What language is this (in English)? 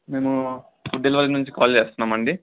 Telugu